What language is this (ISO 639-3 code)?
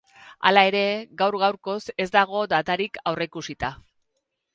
eus